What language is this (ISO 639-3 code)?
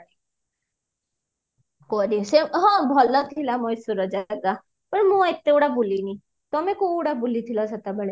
ori